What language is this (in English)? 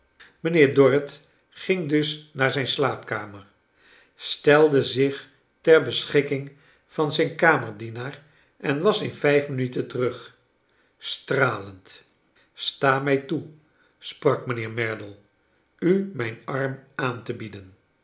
Dutch